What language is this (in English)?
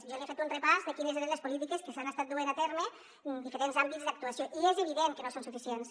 Catalan